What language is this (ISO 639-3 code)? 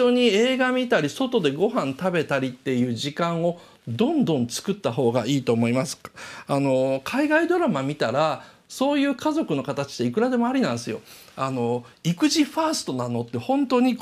jpn